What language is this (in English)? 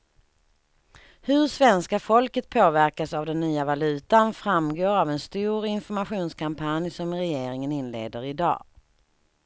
Swedish